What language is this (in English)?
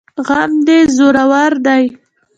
Pashto